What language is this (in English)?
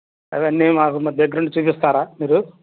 Telugu